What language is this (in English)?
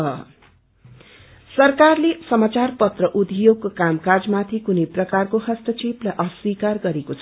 Nepali